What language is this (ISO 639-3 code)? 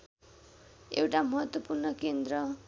nep